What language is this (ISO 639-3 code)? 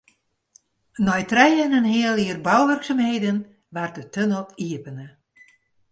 fry